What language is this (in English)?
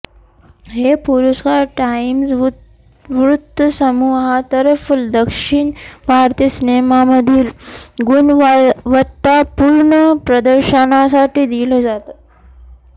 Marathi